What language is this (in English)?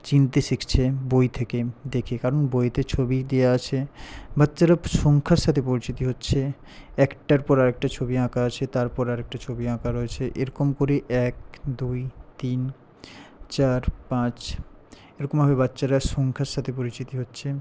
Bangla